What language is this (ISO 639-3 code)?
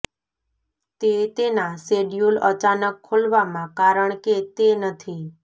guj